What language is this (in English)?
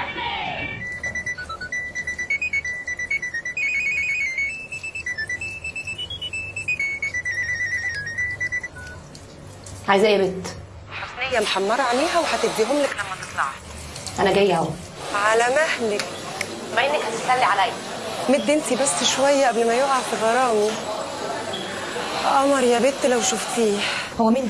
Arabic